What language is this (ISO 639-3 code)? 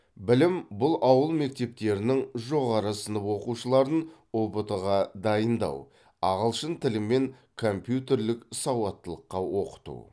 kaz